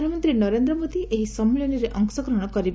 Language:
Odia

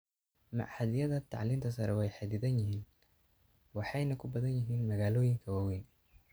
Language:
Somali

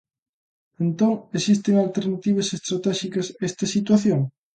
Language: Galician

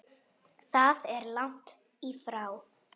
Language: Icelandic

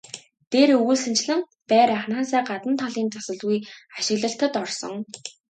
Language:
Mongolian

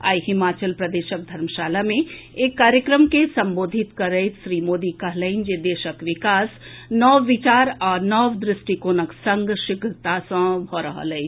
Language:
Maithili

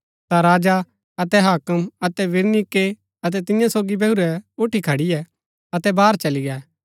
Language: Gaddi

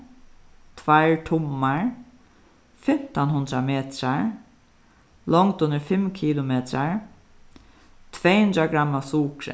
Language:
Faroese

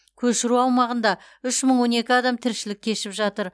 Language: Kazakh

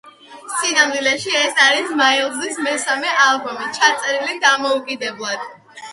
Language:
Georgian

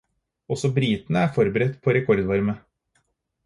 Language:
Norwegian Bokmål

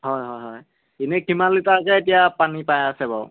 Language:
Assamese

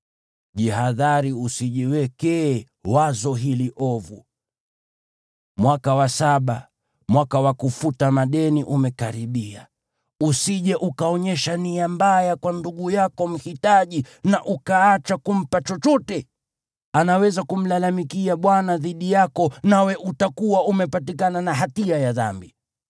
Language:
Swahili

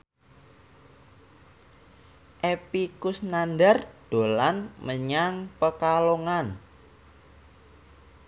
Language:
Javanese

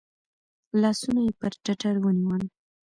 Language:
Pashto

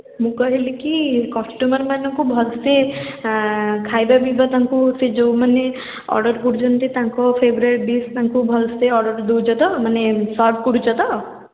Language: Odia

